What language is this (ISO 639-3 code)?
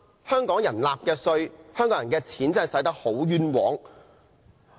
yue